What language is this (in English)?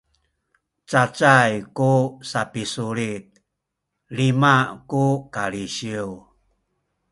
Sakizaya